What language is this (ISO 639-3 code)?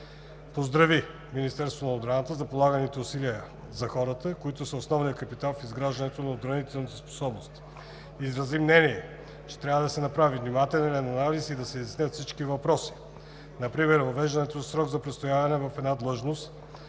bul